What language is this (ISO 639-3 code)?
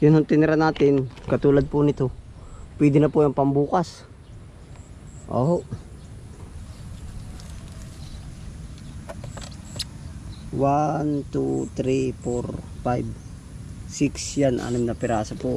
fil